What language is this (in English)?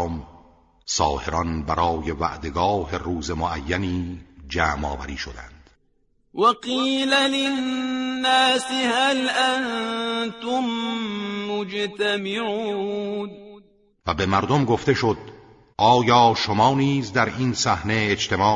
Persian